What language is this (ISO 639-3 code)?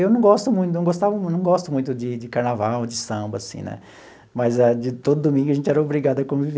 por